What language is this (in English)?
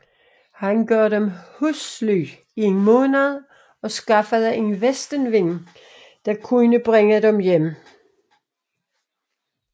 Danish